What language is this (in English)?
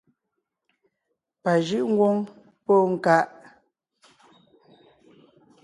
Ngiemboon